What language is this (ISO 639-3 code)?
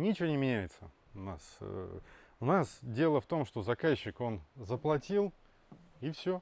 rus